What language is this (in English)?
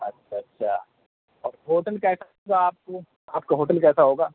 Urdu